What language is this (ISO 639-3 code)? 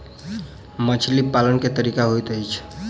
mai